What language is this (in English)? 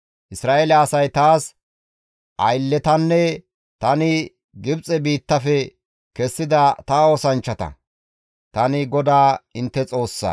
Gamo